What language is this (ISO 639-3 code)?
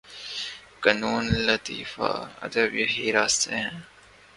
urd